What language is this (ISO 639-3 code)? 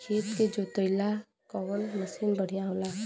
bho